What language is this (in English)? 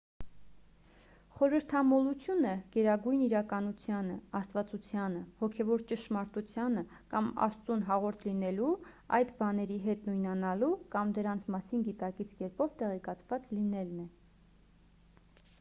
Armenian